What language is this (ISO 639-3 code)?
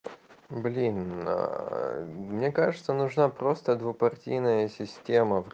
rus